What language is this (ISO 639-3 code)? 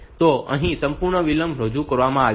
guj